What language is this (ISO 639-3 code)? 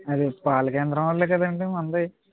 tel